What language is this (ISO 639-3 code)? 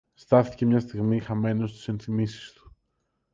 ell